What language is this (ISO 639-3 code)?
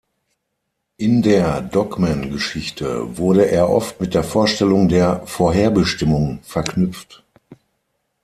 deu